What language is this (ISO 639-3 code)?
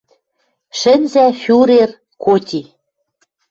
mrj